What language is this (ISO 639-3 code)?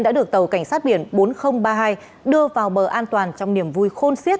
vie